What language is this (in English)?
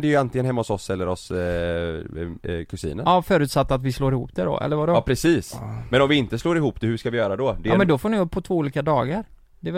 Swedish